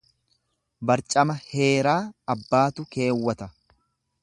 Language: Oromo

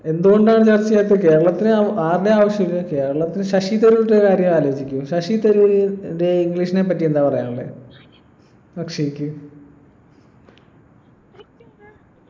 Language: Malayalam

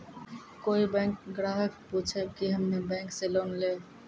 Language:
Maithili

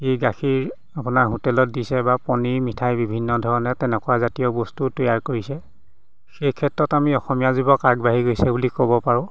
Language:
Assamese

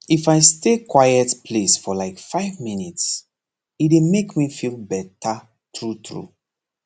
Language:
Nigerian Pidgin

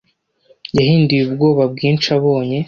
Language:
Kinyarwanda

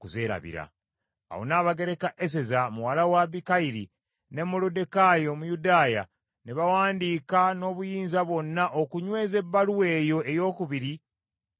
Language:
Ganda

